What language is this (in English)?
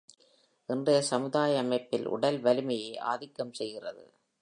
Tamil